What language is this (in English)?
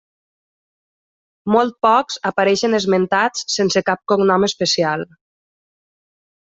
Catalan